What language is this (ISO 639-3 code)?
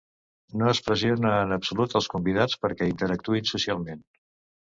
cat